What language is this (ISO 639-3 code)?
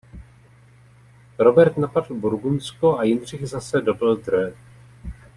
ces